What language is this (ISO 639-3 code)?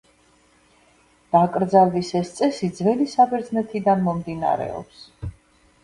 kat